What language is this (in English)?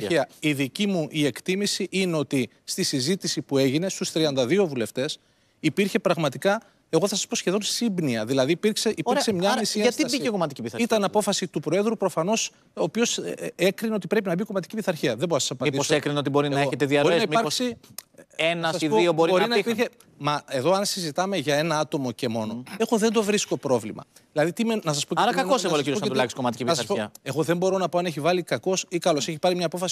Greek